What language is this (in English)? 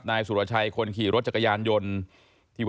Thai